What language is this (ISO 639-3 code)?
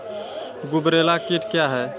mai